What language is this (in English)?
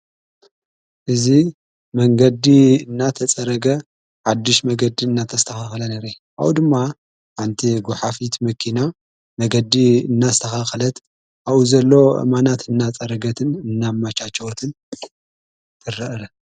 Tigrinya